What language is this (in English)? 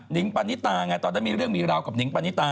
Thai